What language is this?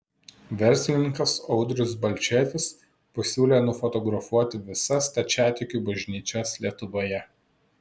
Lithuanian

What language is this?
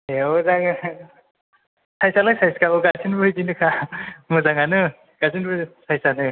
Bodo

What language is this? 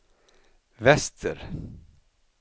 Swedish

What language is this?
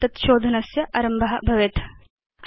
Sanskrit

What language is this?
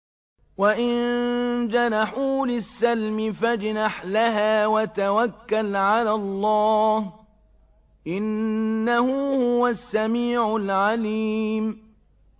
Arabic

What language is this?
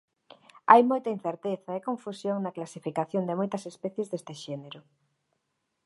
Galician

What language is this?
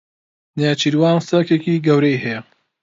Central Kurdish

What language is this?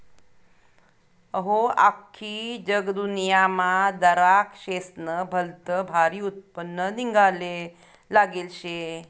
Marathi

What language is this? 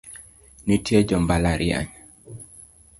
Luo (Kenya and Tanzania)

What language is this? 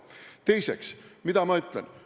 Estonian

